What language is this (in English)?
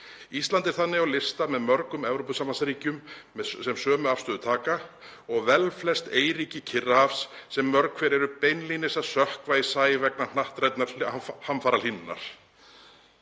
Icelandic